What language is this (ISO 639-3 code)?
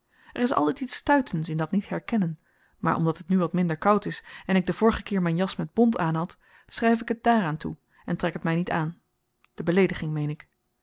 nld